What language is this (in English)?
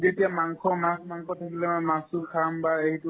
Assamese